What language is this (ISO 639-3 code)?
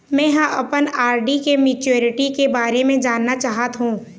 hne